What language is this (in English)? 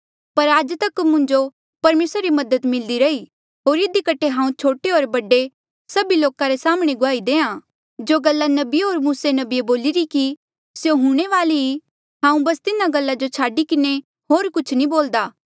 Mandeali